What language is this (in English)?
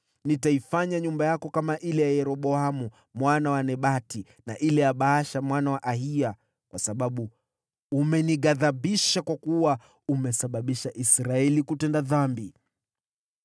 Swahili